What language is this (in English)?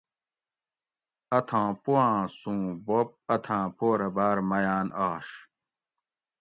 Gawri